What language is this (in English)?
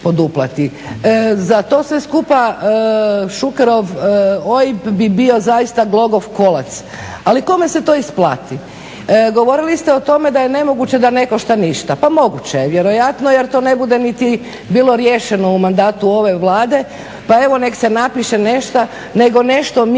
Croatian